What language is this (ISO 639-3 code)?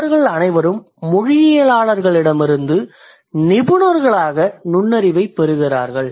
tam